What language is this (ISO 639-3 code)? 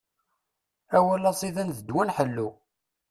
kab